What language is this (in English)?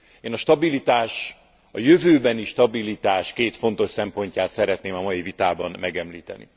Hungarian